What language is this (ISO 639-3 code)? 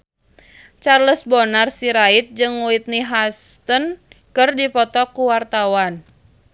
sun